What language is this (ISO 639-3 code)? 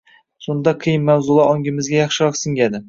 uzb